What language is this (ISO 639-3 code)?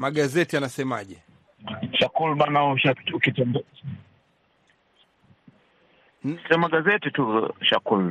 swa